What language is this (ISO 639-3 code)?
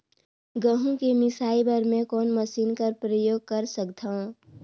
hne